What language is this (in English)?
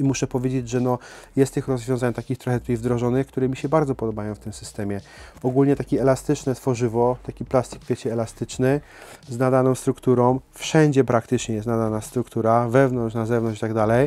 Polish